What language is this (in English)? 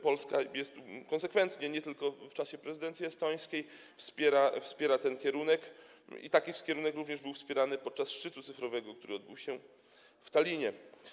Polish